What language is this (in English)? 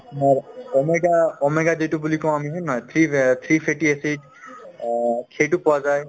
Assamese